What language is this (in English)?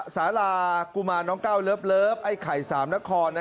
Thai